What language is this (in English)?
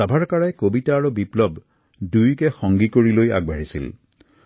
Assamese